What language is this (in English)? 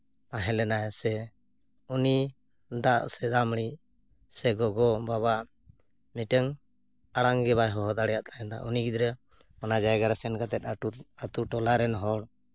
Santali